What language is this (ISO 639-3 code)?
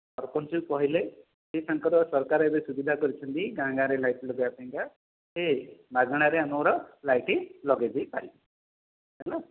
ori